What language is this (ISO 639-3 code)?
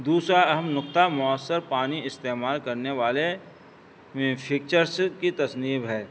urd